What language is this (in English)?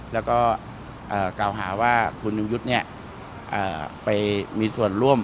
Thai